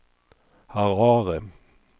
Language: Swedish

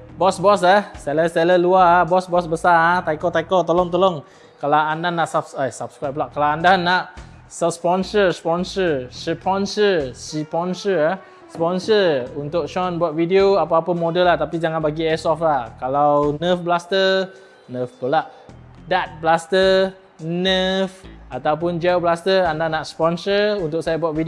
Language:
Malay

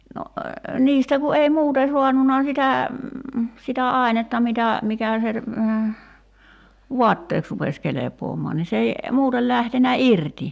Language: Finnish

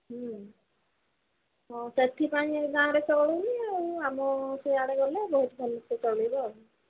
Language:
Odia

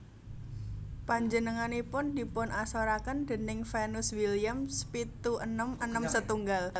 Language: Javanese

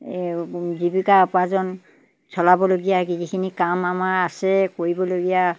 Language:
Assamese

